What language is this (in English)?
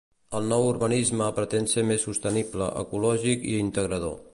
Catalan